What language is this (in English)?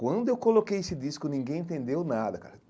Portuguese